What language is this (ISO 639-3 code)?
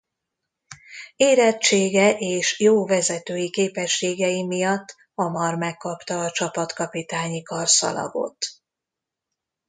hun